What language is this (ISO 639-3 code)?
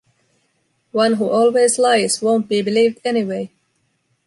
eng